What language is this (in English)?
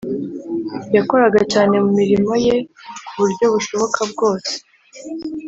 Kinyarwanda